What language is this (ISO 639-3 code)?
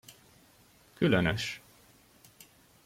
hun